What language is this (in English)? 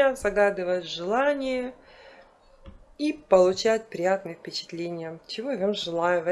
Russian